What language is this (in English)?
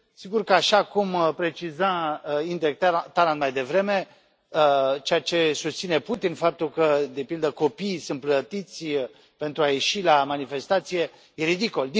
Romanian